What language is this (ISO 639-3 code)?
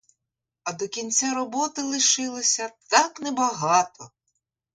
ukr